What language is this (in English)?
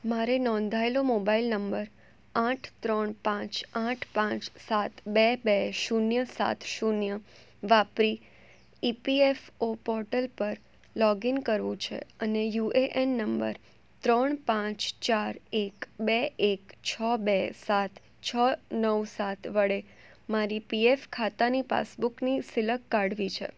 Gujarati